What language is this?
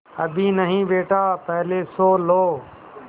Hindi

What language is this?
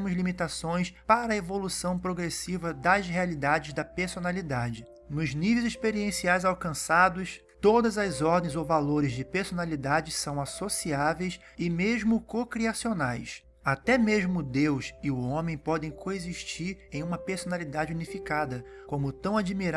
Portuguese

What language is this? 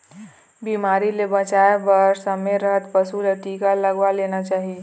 Chhattisgarhi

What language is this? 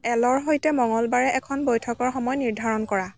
Assamese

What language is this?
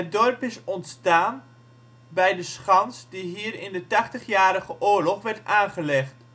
Dutch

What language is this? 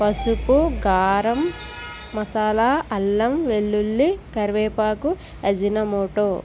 Telugu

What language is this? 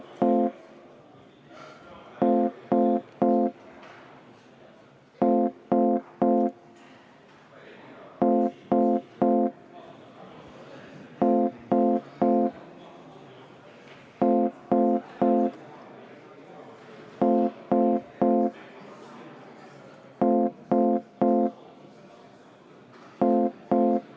Estonian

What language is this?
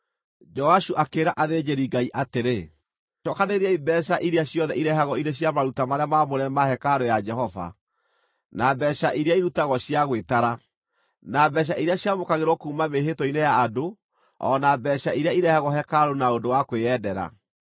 Kikuyu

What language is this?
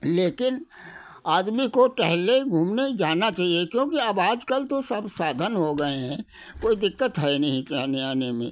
Hindi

